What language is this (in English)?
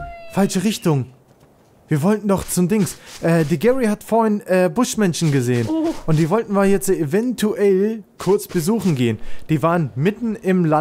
German